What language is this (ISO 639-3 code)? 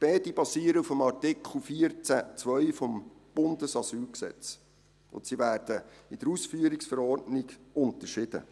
gsw